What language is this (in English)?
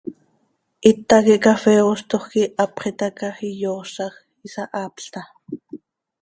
Seri